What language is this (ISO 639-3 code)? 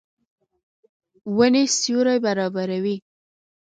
pus